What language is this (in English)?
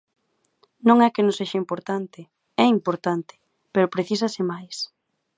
Galician